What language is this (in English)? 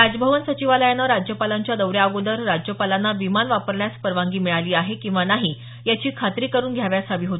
Marathi